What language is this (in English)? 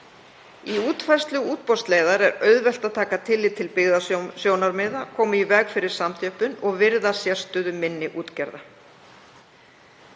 Icelandic